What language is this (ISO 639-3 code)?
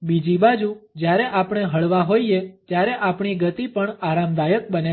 guj